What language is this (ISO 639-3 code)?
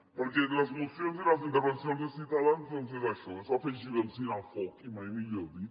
cat